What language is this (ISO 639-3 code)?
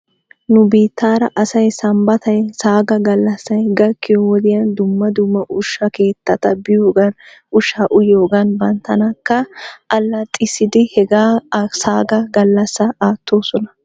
wal